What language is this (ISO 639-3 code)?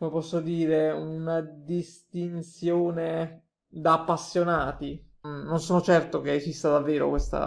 ita